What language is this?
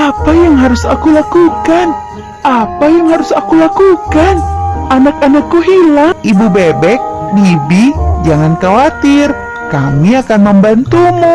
Indonesian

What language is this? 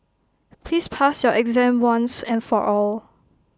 English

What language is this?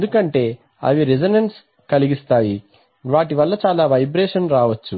Telugu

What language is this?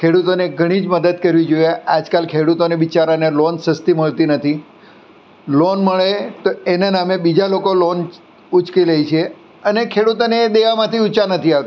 Gujarati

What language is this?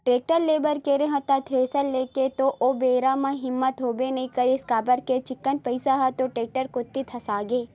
Chhattisgarhi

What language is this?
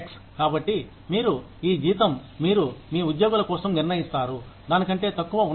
Telugu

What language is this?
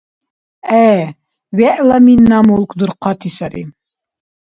Dargwa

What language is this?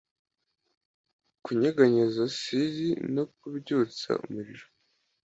Kinyarwanda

